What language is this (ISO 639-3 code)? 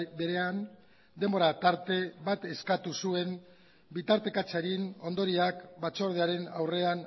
eus